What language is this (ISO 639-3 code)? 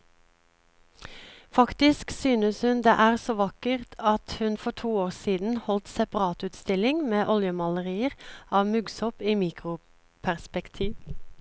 nor